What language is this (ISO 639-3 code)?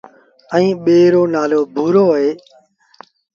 sbn